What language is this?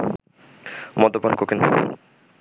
Bangla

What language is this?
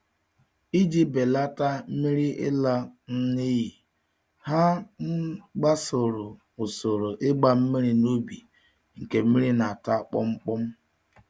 Igbo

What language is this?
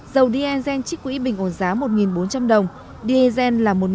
Vietnamese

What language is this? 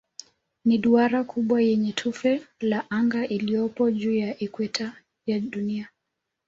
Swahili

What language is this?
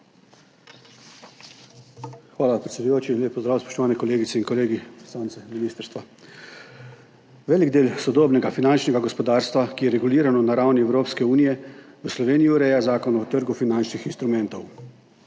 Slovenian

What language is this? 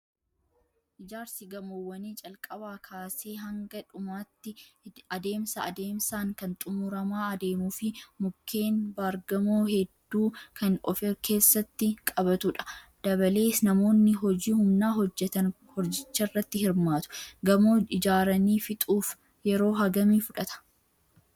Oromo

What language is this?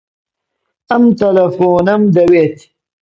Central Kurdish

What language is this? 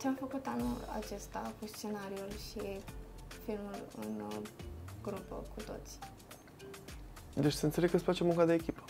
Romanian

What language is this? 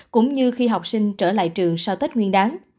Vietnamese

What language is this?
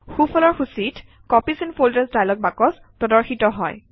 Assamese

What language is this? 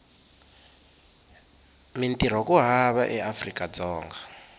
Tsonga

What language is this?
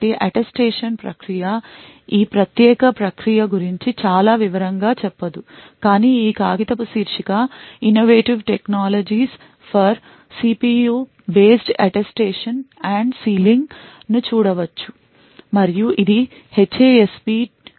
Telugu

